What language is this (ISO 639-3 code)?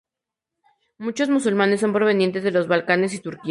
spa